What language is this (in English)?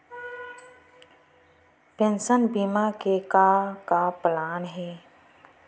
Chhattisgarhi